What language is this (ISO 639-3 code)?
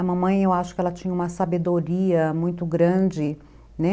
por